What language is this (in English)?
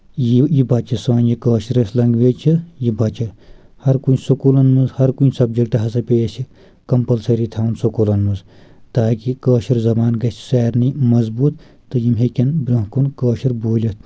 Kashmiri